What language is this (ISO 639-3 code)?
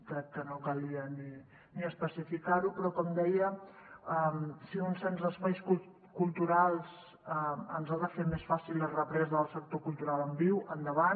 cat